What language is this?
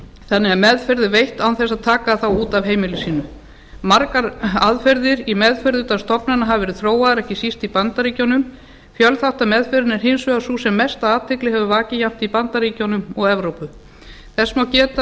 Icelandic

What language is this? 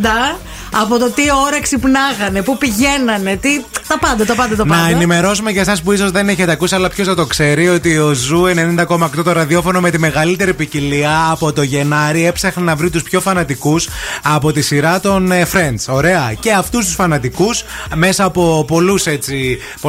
Greek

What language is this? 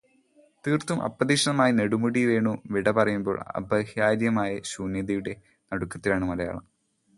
Malayalam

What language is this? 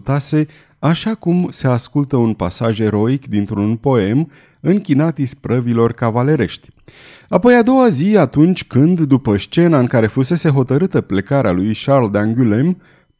Romanian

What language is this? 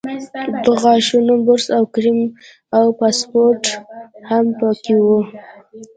Pashto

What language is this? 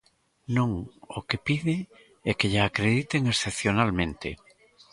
Galician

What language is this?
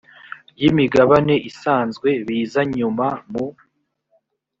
Kinyarwanda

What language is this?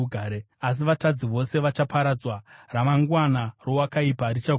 Shona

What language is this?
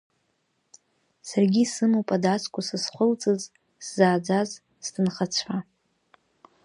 Abkhazian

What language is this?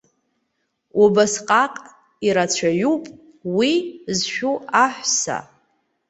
Abkhazian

